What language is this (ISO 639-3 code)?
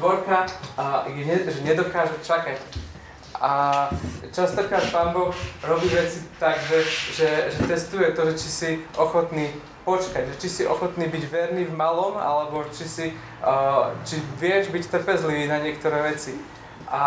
slk